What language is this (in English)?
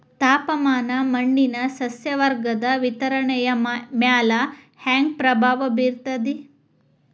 Kannada